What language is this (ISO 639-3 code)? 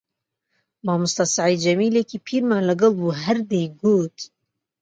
ckb